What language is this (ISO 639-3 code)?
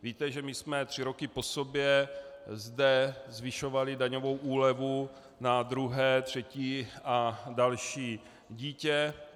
ces